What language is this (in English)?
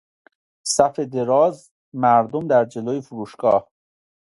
Persian